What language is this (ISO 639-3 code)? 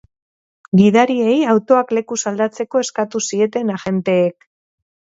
eus